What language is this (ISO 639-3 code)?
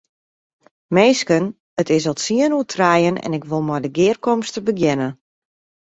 fry